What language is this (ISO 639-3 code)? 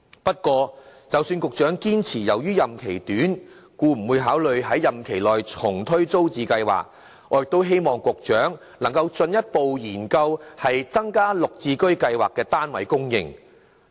yue